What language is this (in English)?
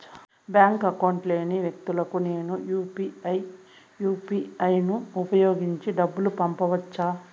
Telugu